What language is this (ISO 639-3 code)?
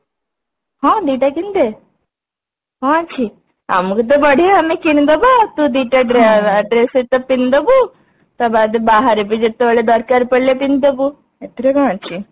ori